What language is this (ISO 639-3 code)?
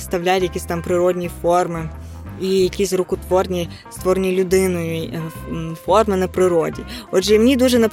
ukr